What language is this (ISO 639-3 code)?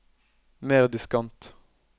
nor